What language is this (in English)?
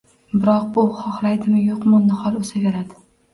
Uzbek